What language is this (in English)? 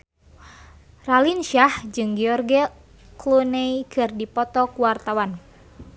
Sundanese